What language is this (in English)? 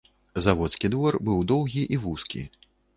Belarusian